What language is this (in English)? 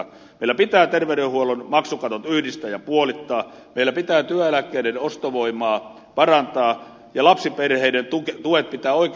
Finnish